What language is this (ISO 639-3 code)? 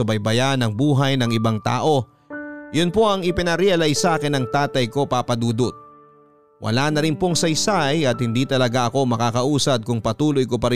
fil